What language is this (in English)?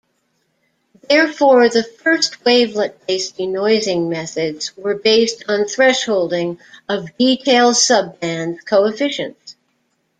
English